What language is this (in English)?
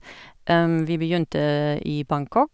Norwegian